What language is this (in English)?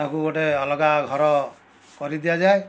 Odia